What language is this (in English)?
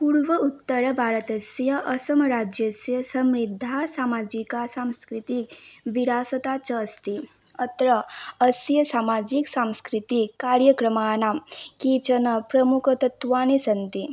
Sanskrit